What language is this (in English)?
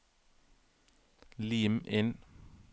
Norwegian